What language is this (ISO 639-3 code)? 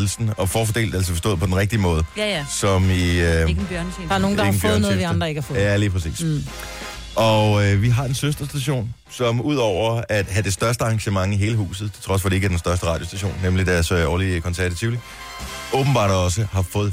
dan